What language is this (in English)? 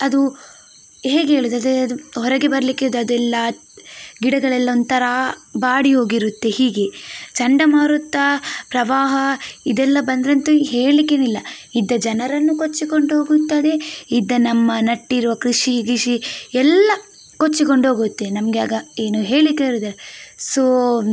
Kannada